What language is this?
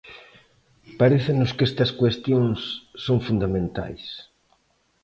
Galician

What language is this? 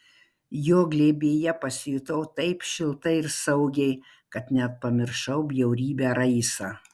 Lithuanian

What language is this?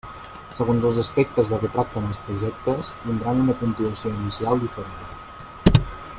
Catalan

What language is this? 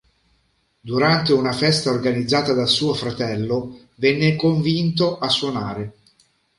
Italian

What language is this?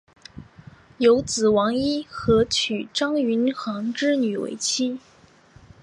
Chinese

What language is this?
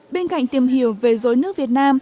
Vietnamese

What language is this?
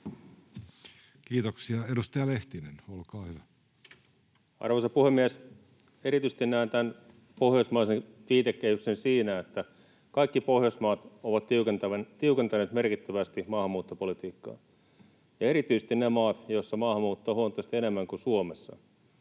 Finnish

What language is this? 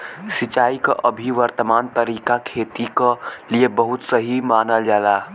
Bhojpuri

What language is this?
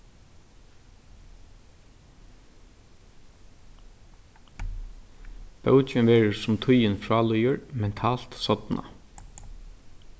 Faroese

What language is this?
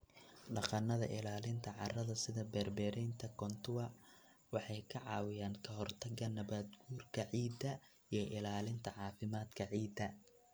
Somali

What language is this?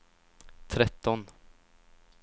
Swedish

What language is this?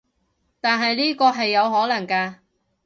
Cantonese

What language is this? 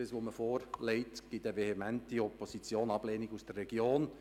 Swiss German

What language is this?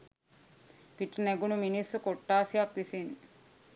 Sinhala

